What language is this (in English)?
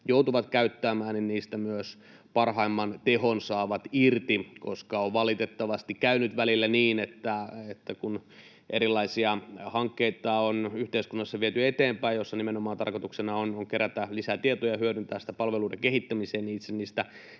Finnish